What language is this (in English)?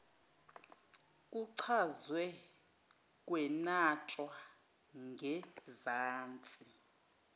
Zulu